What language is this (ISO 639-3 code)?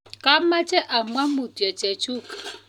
kln